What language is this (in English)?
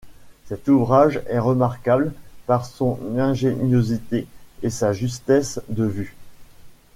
French